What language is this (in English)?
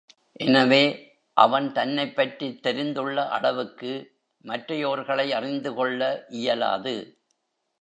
Tamil